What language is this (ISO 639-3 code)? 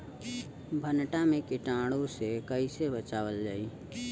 bho